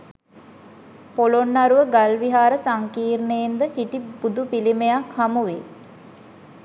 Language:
Sinhala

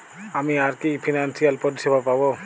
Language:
Bangla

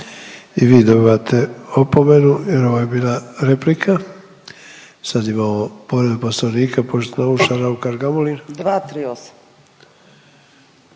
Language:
Croatian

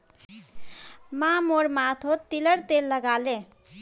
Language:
Magahi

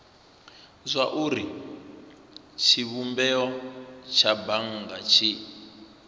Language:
Venda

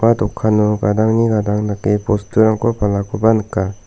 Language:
Garo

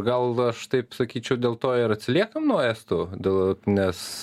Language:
Lithuanian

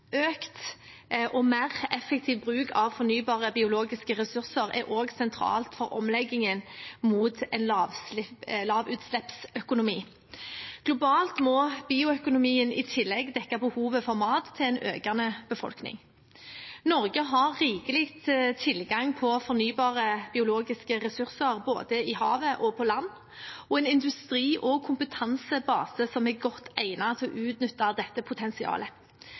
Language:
Norwegian Bokmål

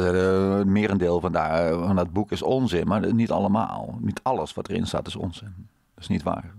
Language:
Dutch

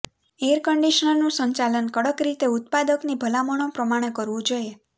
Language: Gujarati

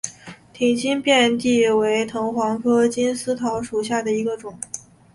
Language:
Chinese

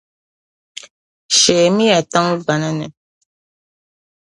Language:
Dagbani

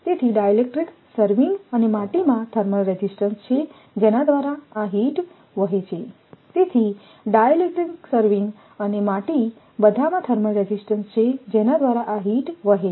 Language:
Gujarati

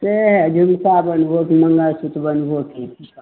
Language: Maithili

